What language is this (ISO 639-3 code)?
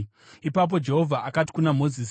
sna